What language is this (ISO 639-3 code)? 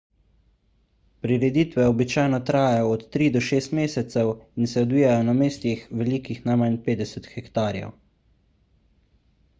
slv